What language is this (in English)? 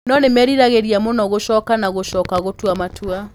Kikuyu